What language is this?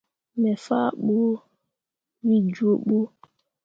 Mundang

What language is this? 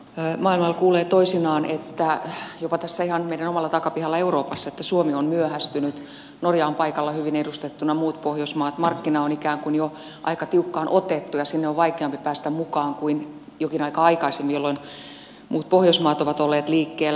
Finnish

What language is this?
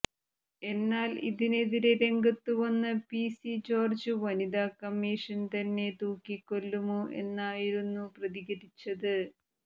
Malayalam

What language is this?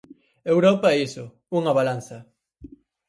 Galician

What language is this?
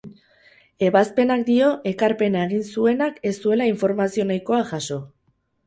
Basque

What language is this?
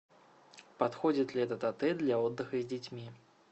Russian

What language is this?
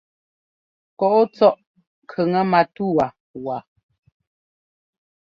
Ngomba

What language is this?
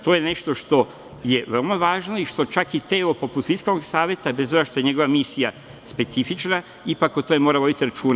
Serbian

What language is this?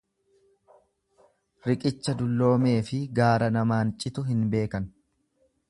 Oromo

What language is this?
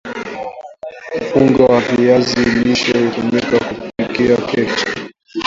Swahili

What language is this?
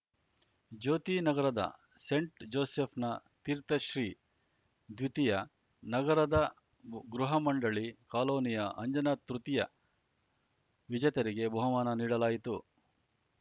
Kannada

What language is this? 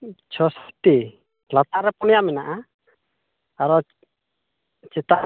Santali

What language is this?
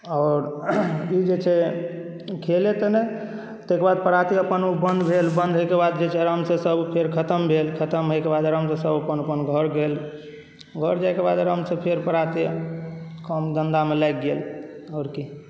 Maithili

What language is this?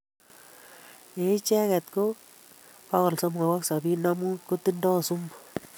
Kalenjin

